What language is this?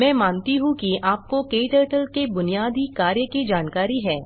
Hindi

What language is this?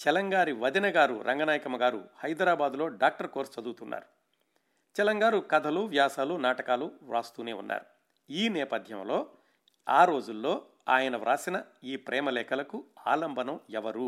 Telugu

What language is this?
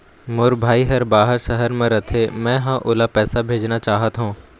Chhattisgarhi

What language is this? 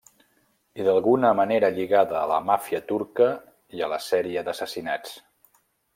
Catalan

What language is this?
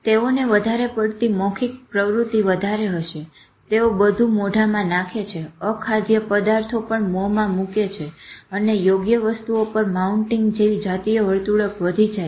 Gujarati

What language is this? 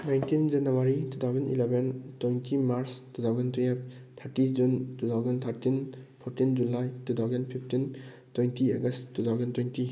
Manipuri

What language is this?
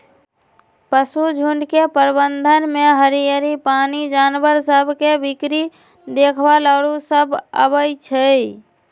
Magahi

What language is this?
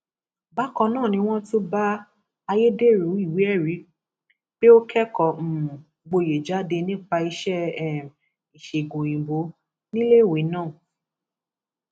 Yoruba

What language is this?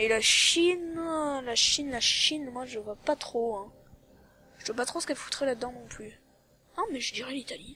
French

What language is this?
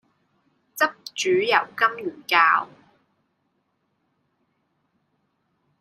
Cantonese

